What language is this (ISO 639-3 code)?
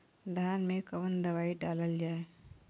bho